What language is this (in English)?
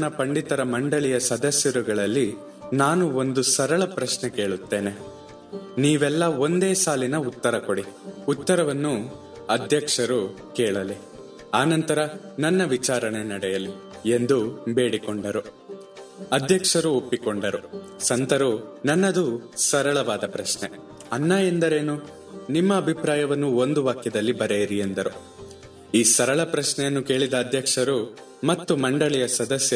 Kannada